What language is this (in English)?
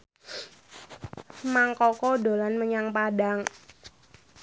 Javanese